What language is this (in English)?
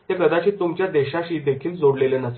Marathi